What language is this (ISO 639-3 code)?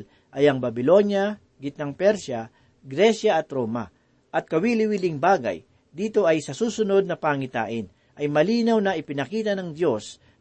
fil